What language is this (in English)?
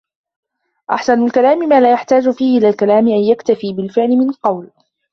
Arabic